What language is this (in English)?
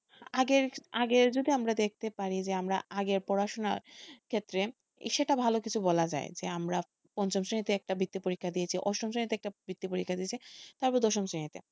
Bangla